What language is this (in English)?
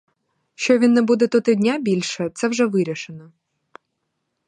Ukrainian